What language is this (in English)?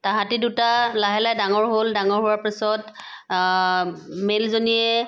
Assamese